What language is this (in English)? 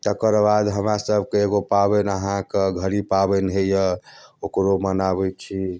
Maithili